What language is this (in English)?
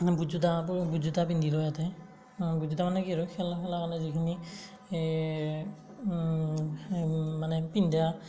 Assamese